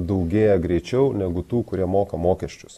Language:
Lithuanian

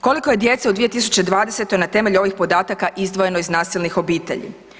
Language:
Croatian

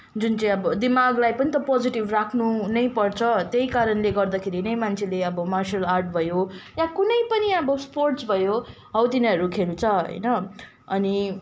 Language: Nepali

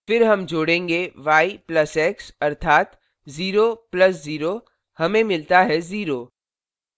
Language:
Hindi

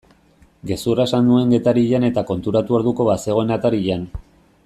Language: Basque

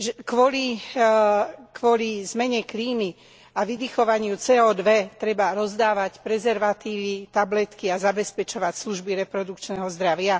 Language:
Slovak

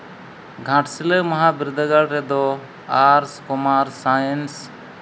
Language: Santali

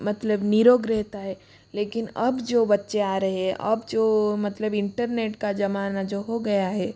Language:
Hindi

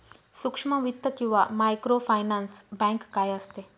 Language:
Marathi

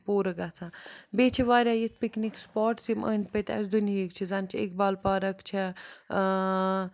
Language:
Kashmiri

